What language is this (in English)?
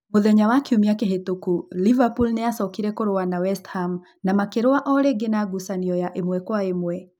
Kikuyu